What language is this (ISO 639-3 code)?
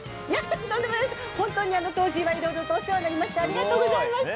jpn